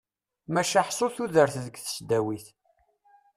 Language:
Kabyle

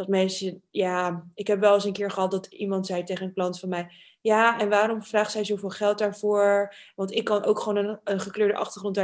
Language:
Dutch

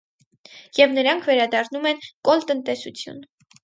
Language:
Armenian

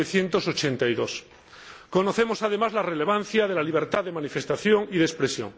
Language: Spanish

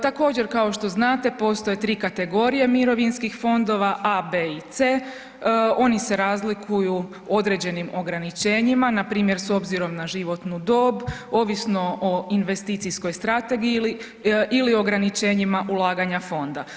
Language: Croatian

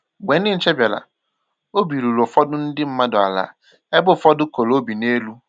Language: Igbo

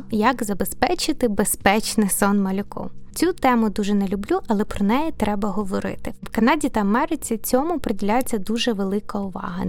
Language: Ukrainian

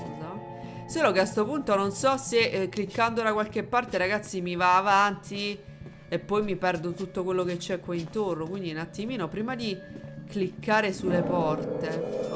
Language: Italian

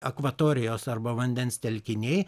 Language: Lithuanian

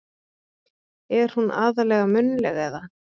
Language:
Icelandic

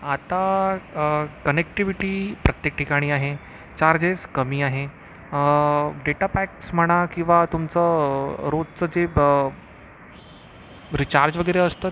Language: Marathi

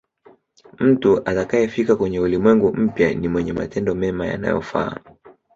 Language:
Swahili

